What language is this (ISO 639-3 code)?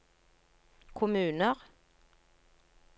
nor